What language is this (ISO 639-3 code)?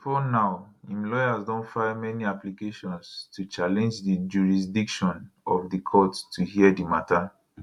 pcm